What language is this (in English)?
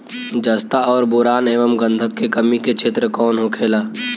Bhojpuri